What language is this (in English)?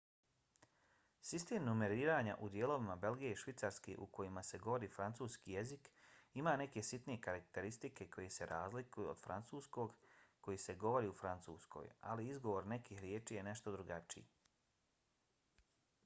Bosnian